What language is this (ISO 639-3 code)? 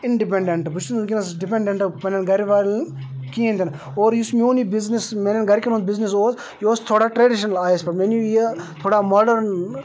kas